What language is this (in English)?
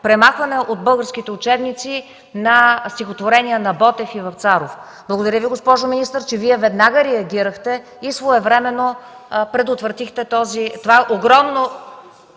Bulgarian